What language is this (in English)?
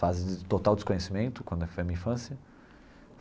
Portuguese